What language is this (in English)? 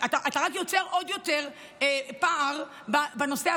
Hebrew